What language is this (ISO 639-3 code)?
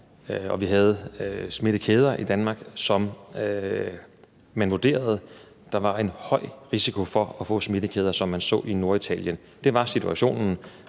dan